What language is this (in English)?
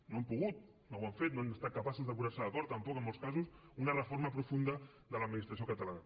Catalan